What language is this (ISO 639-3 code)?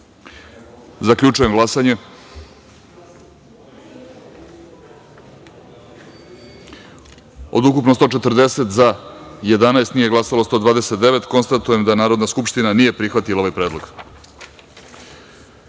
srp